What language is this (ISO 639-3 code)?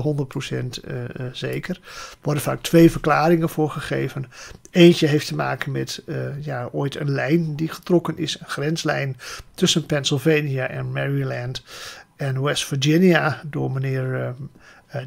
nld